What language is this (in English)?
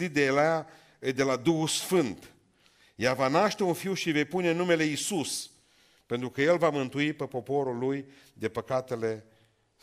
Romanian